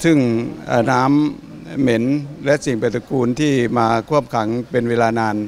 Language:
Thai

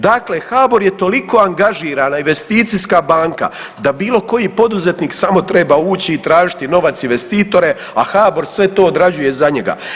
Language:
Croatian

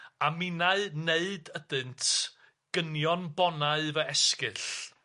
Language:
Welsh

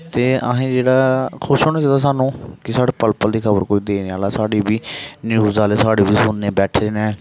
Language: Dogri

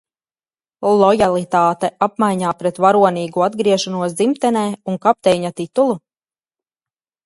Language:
Latvian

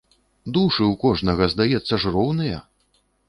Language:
Belarusian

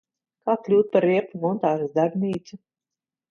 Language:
Latvian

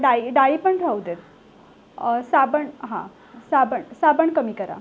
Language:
Marathi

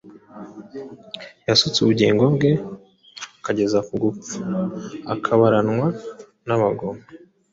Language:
Kinyarwanda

